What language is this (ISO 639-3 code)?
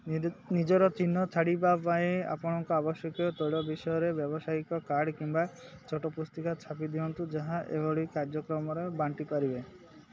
ori